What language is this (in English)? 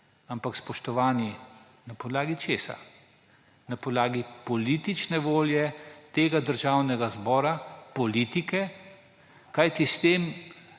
Slovenian